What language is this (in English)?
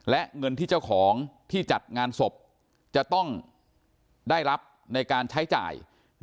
Thai